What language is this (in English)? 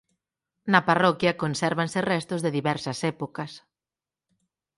Galician